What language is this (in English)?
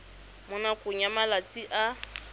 Tswana